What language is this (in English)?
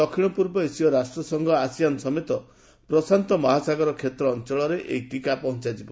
Odia